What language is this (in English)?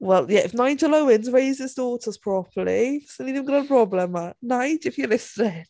Welsh